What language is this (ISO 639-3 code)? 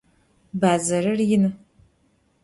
ady